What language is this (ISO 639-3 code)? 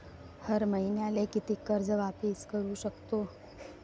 mar